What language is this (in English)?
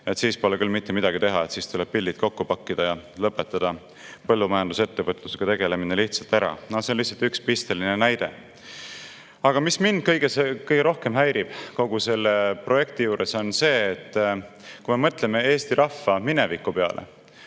Estonian